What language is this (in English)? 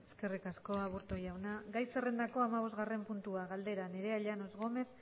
Basque